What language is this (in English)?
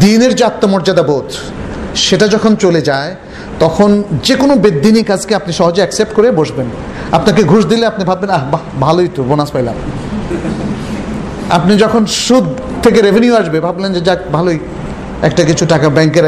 Bangla